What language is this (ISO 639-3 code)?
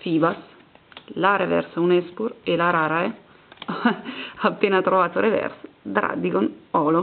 ita